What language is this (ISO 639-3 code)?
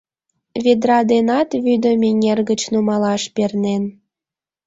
chm